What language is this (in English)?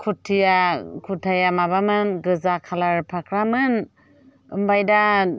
Bodo